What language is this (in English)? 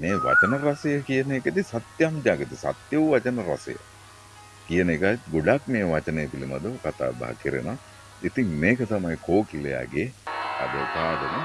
Sinhala